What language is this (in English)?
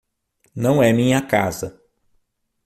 Portuguese